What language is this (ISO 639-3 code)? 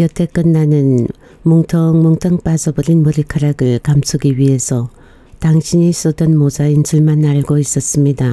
kor